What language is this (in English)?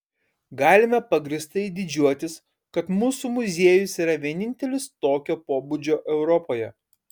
Lithuanian